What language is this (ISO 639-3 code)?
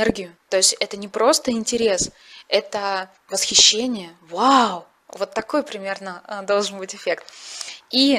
rus